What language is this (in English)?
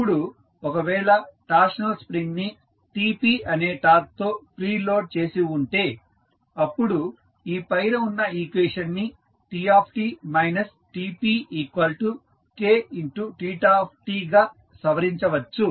Telugu